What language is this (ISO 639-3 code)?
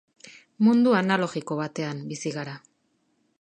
eus